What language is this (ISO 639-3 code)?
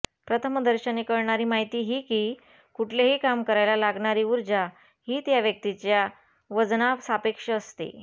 mar